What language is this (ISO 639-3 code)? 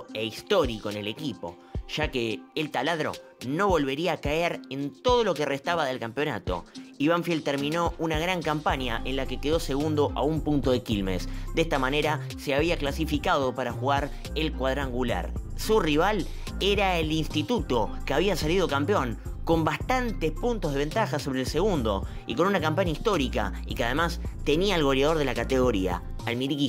spa